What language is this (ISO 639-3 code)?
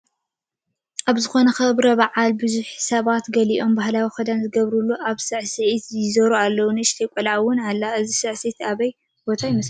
tir